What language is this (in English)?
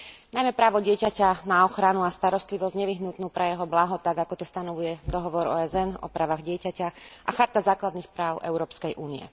Slovak